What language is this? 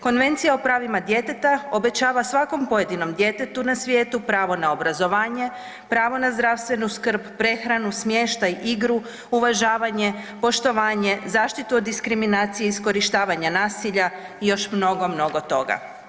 Croatian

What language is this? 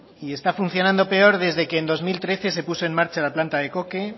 Spanish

